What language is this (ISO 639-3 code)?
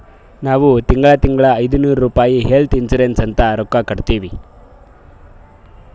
kan